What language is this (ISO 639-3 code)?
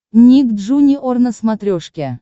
rus